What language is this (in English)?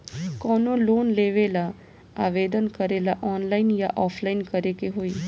Bhojpuri